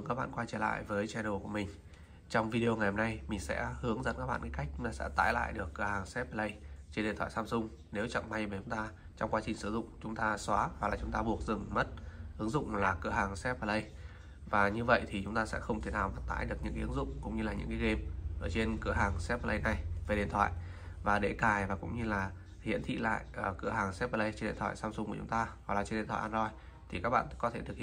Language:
Vietnamese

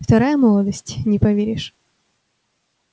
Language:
Russian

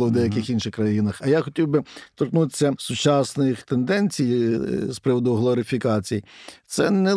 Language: Ukrainian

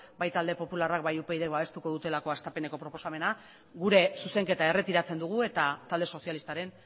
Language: Basque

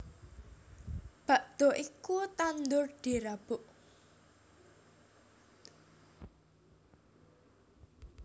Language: Javanese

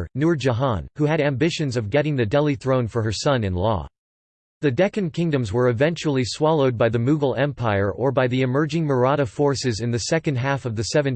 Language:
English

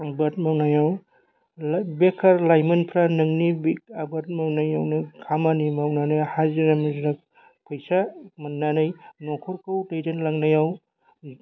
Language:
Bodo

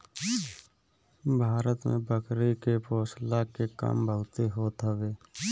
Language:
Bhojpuri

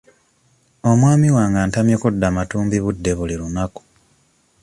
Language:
Ganda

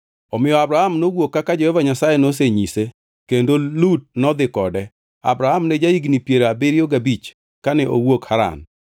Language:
Luo (Kenya and Tanzania)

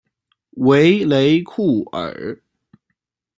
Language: Chinese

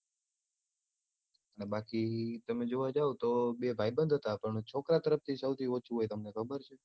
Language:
Gujarati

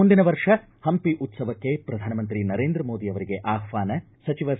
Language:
Kannada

